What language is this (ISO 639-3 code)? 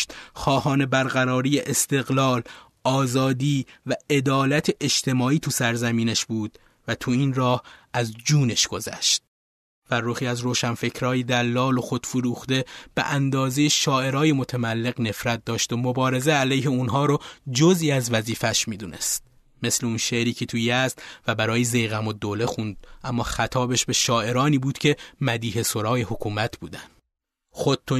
fas